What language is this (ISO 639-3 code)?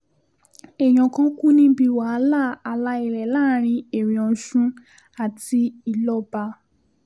yor